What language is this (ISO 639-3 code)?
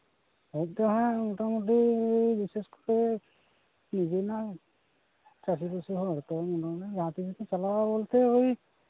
sat